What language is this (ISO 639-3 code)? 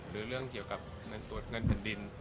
tha